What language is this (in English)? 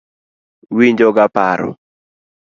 Luo (Kenya and Tanzania)